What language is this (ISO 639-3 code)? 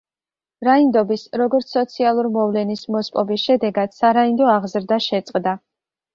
kat